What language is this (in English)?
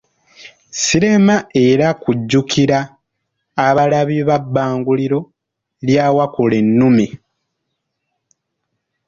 Ganda